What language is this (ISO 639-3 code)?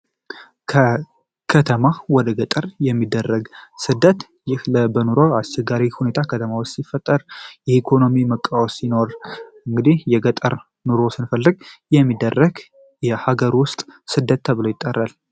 amh